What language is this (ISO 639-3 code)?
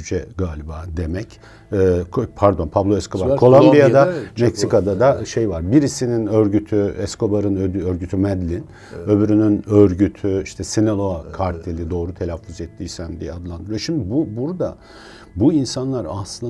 tur